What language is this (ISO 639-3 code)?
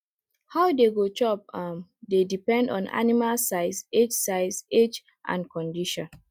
pcm